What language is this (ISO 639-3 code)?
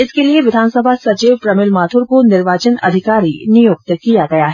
hin